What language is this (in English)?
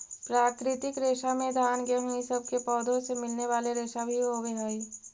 Magahi